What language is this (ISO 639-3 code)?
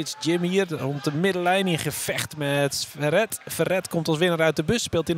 nld